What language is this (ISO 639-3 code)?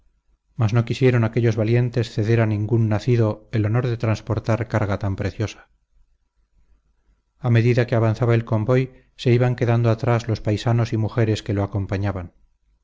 spa